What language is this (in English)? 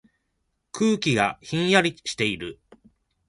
Japanese